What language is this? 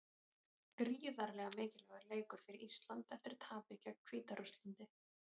Icelandic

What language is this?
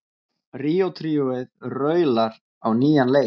Icelandic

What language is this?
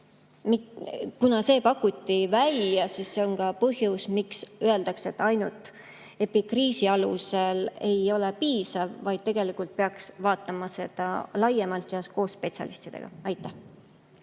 Estonian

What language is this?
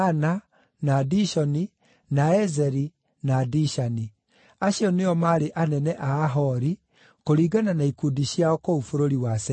Kikuyu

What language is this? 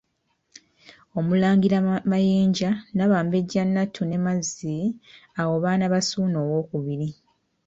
Ganda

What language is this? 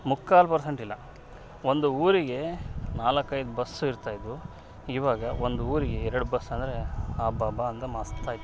Kannada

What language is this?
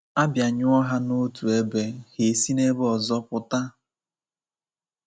Igbo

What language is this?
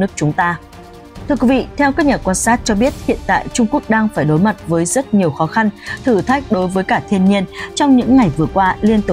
Vietnamese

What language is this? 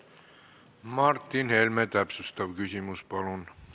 Estonian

